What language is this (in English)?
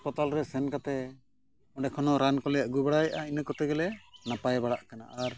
Santali